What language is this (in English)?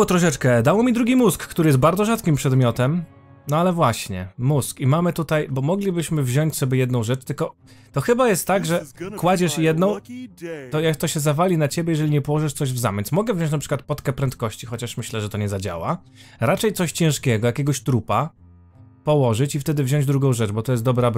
Polish